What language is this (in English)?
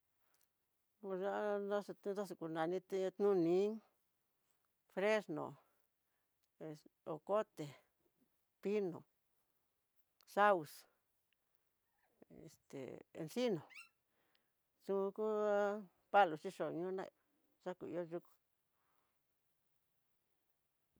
Tidaá Mixtec